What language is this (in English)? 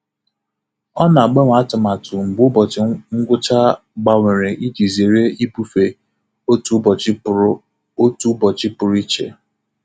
Igbo